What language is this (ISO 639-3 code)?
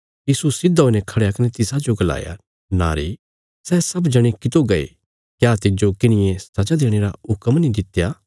kfs